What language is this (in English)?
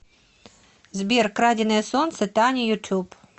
Russian